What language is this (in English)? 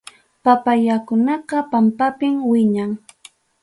Ayacucho Quechua